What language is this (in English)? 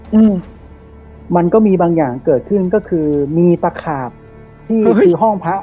Thai